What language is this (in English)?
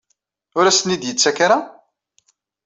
Kabyle